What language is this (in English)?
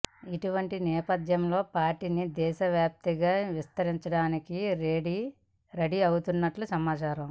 Telugu